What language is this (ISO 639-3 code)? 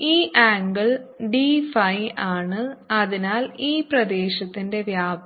mal